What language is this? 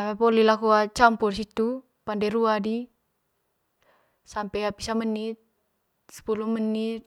Manggarai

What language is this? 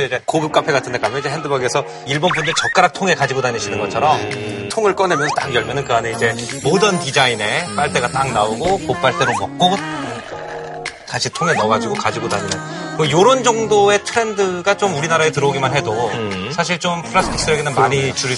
Korean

